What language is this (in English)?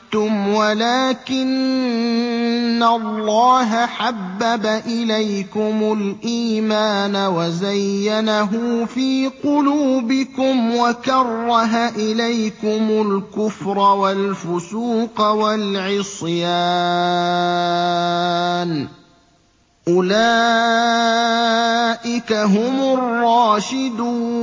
Arabic